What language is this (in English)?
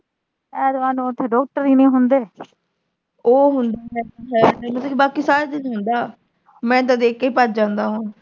Punjabi